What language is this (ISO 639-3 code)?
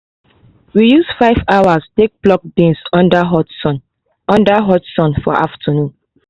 pcm